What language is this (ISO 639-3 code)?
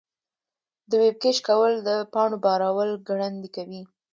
pus